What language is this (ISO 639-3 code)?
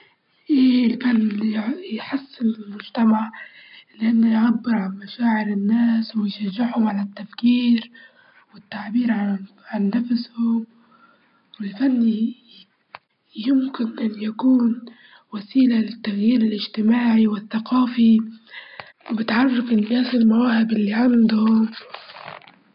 ayl